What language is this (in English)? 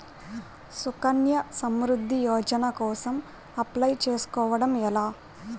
Telugu